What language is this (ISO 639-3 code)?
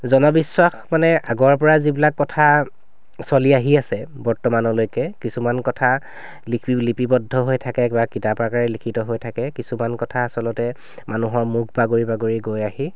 asm